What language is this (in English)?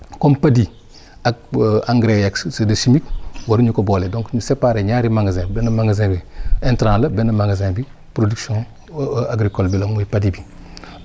Wolof